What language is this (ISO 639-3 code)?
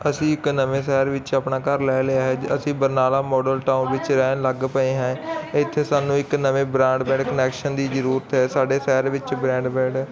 pan